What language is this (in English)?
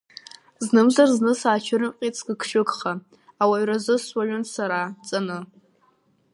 Abkhazian